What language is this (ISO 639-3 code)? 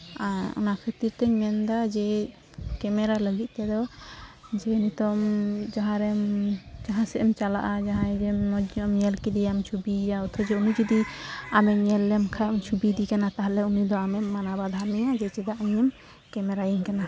sat